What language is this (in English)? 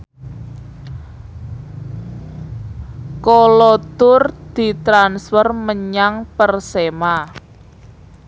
Javanese